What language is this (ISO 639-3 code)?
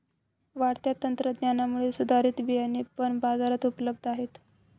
mar